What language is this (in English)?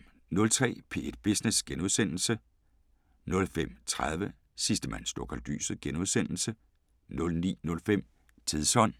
Danish